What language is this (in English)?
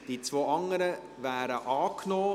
Swiss German